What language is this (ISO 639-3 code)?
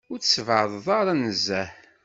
kab